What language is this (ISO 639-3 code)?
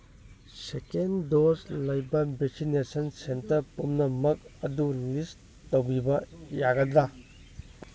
mni